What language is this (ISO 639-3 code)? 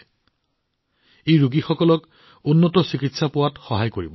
asm